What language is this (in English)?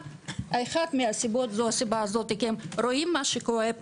Hebrew